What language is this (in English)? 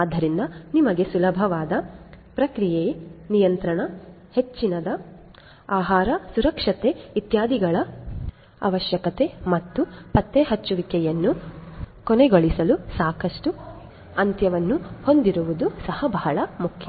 Kannada